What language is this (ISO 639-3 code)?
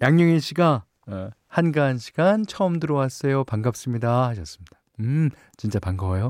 kor